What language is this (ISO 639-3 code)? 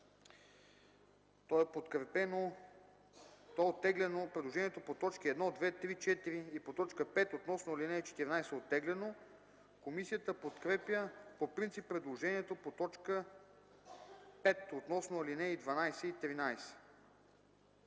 bul